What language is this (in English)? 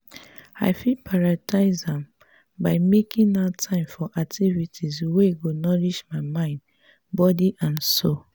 Nigerian Pidgin